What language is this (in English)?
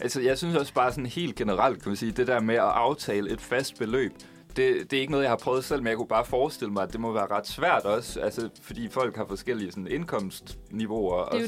Danish